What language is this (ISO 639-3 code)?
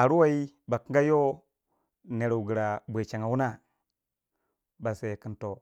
wja